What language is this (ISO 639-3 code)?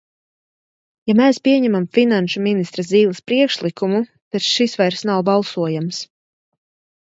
lav